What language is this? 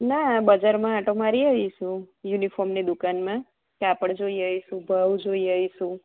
Gujarati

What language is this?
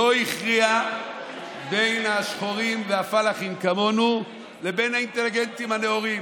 Hebrew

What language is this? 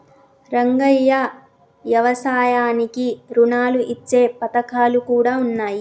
Telugu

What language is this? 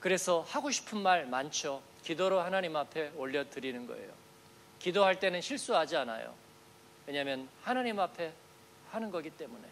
Korean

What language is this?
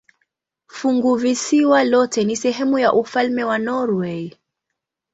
Swahili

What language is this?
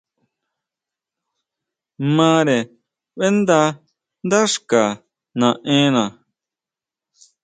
Huautla Mazatec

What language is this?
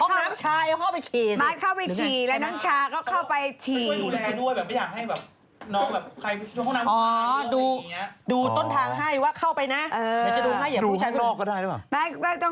Thai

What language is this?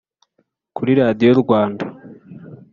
Kinyarwanda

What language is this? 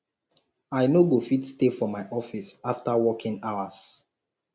Nigerian Pidgin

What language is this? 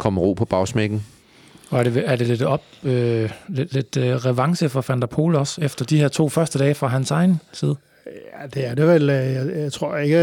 Danish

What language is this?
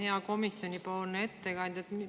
Estonian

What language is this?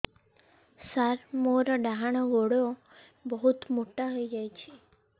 Odia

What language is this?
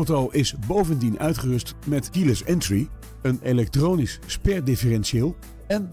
Dutch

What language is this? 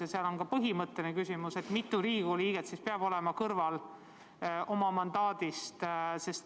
Estonian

